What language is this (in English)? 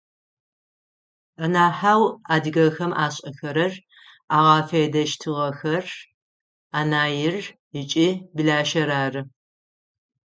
Adyghe